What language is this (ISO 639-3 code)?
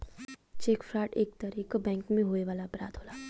bho